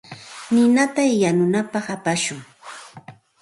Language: Santa Ana de Tusi Pasco Quechua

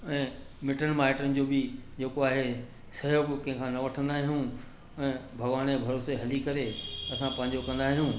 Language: Sindhi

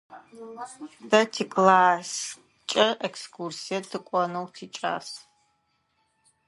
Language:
Adyghe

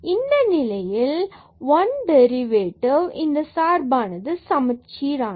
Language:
Tamil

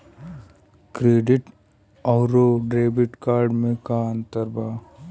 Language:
Bhojpuri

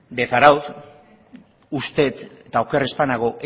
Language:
Basque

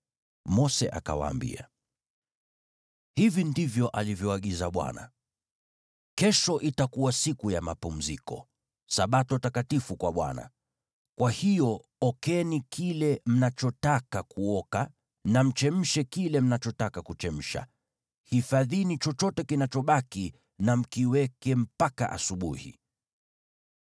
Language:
Swahili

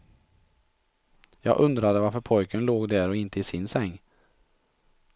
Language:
Swedish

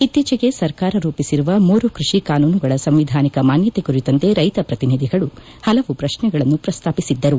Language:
Kannada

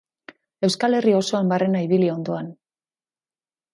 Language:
Basque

